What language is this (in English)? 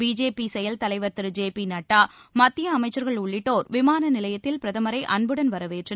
Tamil